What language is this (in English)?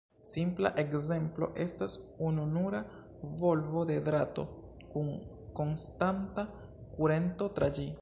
Esperanto